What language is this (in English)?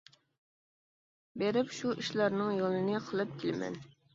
Uyghur